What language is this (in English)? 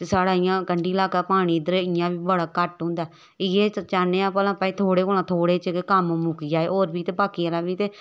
Dogri